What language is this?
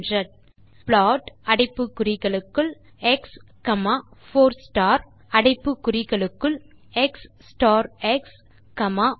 Tamil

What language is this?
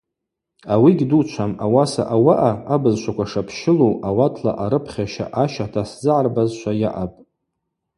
Abaza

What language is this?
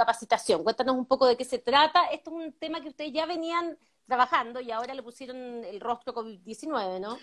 Spanish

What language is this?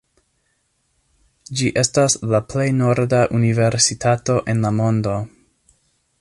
Esperanto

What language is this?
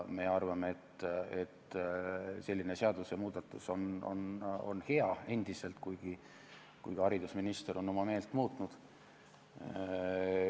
Estonian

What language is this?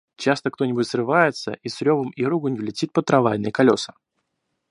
Russian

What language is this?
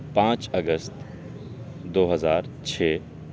Urdu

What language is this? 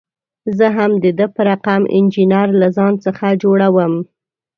Pashto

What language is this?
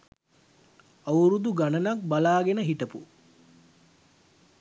Sinhala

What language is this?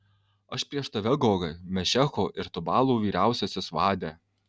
Lithuanian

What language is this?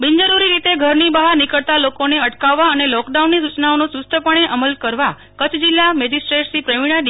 Gujarati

